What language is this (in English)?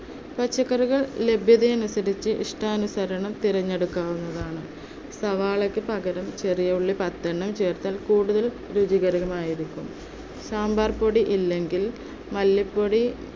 Malayalam